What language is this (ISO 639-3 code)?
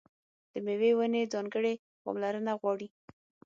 pus